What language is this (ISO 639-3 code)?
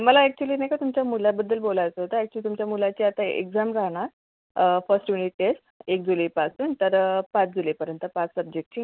mar